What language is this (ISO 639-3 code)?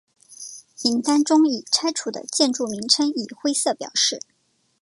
zho